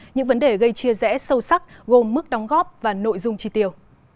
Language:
Vietnamese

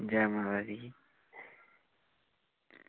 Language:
Dogri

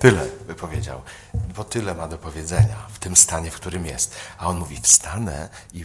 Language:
Polish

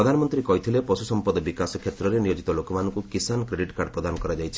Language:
Odia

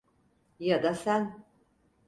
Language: Turkish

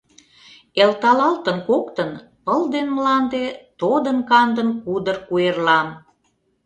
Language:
Mari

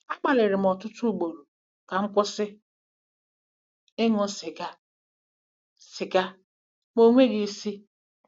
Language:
Igbo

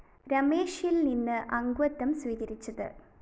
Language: Malayalam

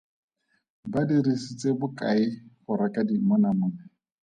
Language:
Tswana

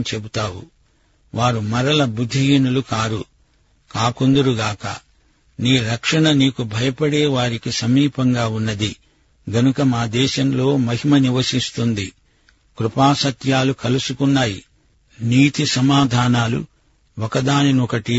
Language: Telugu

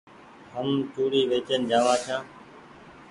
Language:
Goaria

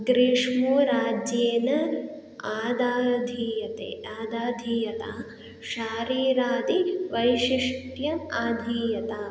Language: Sanskrit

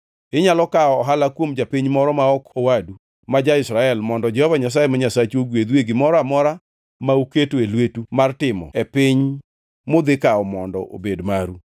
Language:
Luo (Kenya and Tanzania)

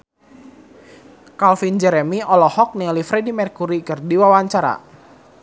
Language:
Sundanese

